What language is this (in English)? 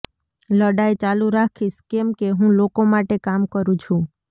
Gujarati